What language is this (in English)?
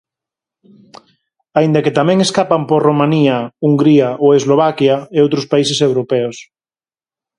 Galician